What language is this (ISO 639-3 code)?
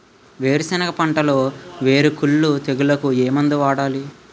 tel